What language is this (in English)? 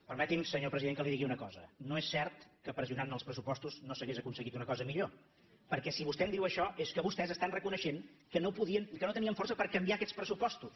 Catalan